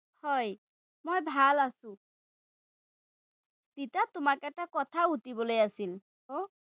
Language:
Assamese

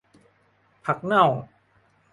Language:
Thai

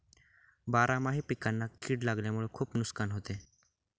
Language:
Marathi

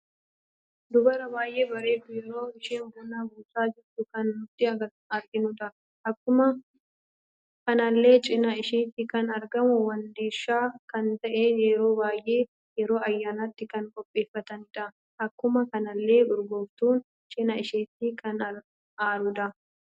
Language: Oromo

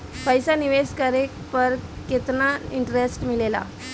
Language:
Bhojpuri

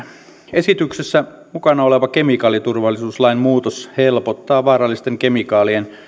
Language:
Finnish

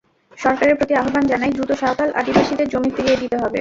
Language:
Bangla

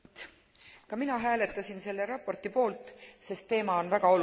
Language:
Estonian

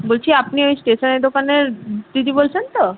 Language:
Bangla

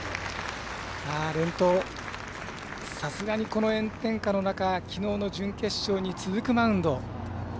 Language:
Japanese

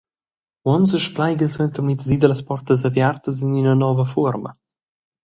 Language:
Romansh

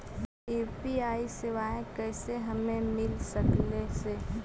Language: Magahi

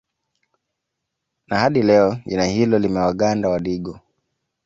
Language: Swahili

